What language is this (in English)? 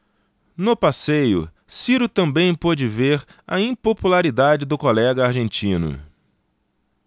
Portuguese